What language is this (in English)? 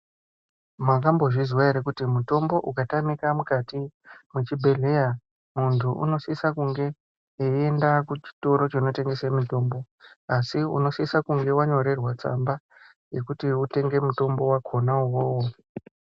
Ndau